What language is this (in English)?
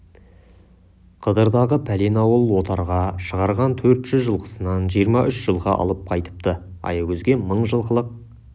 Kazakh